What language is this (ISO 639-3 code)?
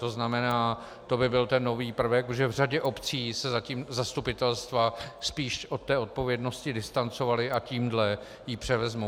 ces